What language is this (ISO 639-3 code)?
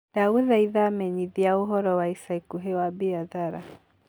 kik